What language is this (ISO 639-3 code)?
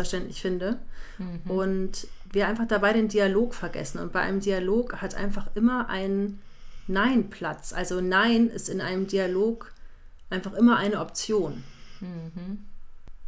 deu